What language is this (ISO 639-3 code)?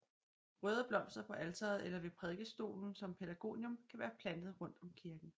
dan